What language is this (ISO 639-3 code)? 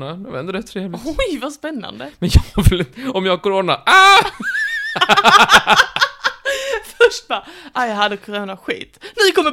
swe